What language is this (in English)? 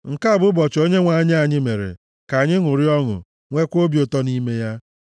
Igbo